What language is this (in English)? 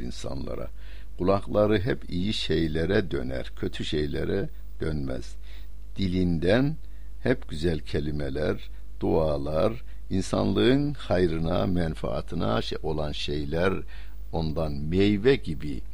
Turkish